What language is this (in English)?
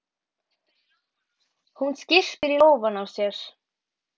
Icelandic